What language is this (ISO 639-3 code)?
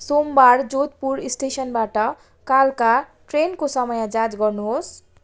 nep